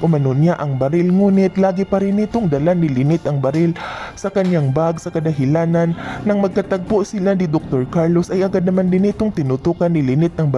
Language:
Filipino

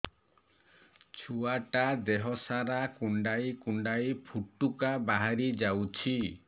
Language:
Odia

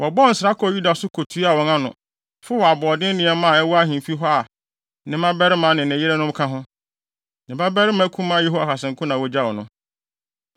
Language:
Akan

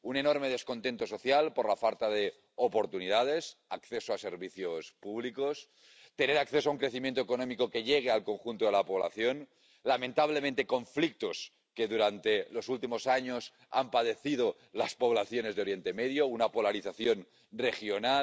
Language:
Spanish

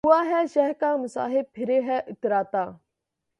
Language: Urdu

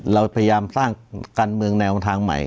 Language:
Thai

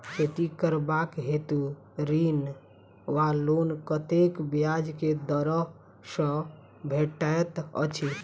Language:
Maithili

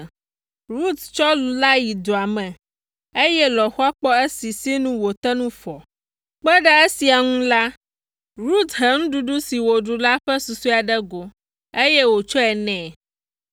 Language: Ewe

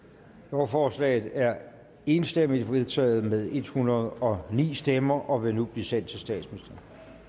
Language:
Danish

